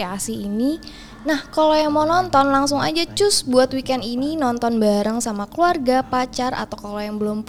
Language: Indonesian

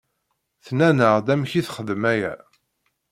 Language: Kabyle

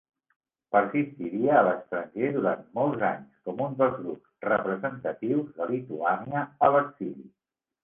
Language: Catalan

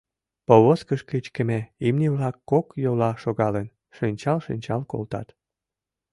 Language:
Mari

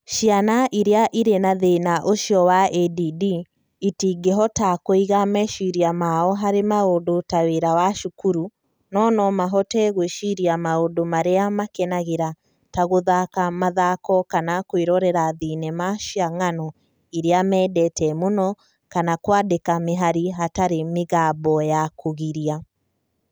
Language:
Kikuyu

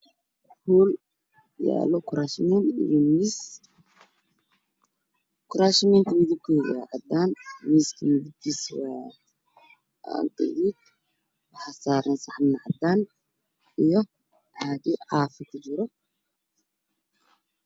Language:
Somali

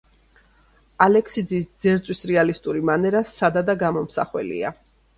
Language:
Georgian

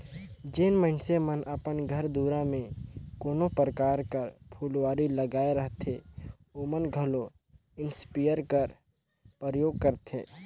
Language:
Chhattisgarhi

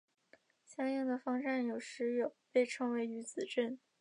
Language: Chinese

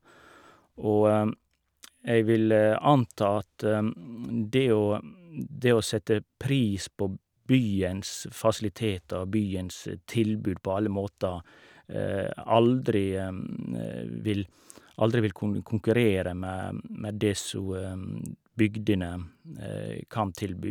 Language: Norwegian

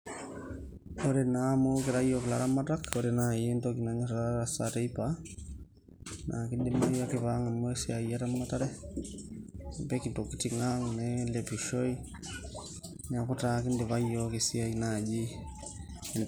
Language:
Masai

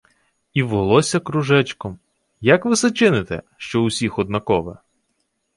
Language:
Ukrainian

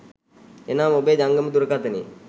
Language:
Sinhala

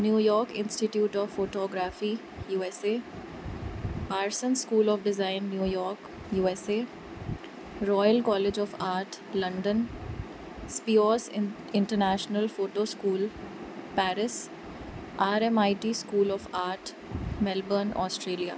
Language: Sindhi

